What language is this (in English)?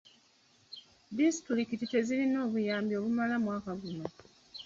Ganda